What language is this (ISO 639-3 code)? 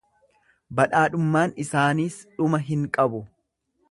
orm